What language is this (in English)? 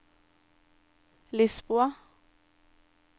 Norwegian